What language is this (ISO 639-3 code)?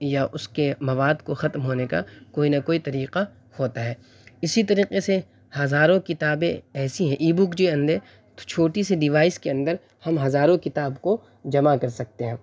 urd